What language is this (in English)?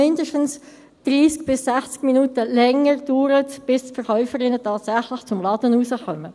Swiss German